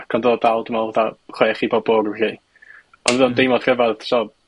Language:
Welsh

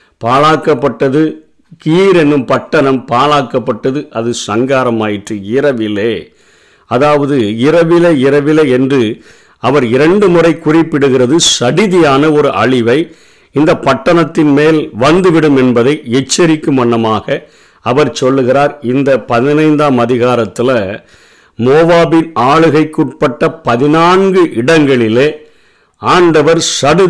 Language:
Tamil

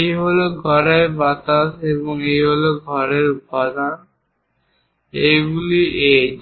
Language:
Bangla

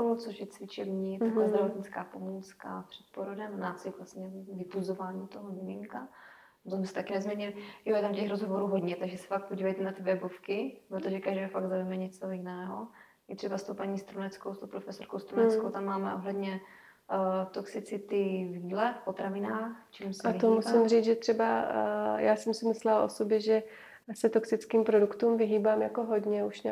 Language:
Czech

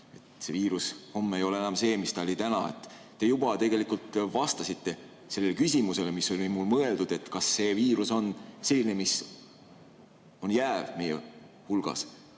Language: Estonian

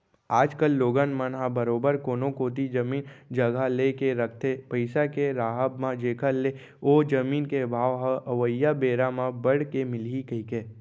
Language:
Chhattisgarhi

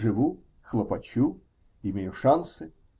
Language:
Russian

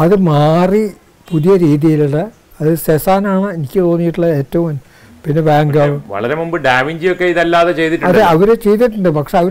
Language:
Malayalam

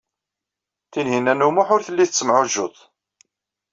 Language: Kabyle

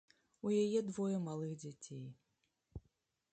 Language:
Belarusian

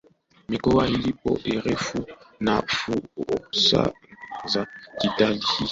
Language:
Swahili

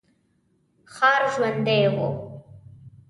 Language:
Pashto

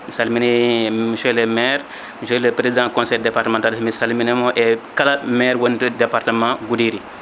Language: Fula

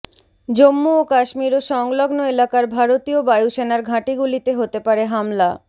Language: Bangla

